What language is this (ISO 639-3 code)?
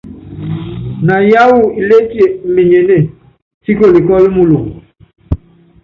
yav